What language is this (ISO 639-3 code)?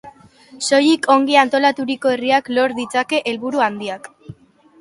eus